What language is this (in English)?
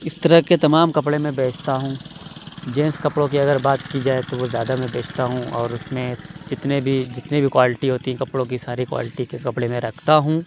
Urdu